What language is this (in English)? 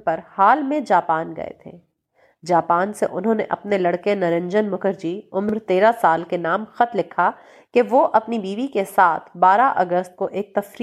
Urdu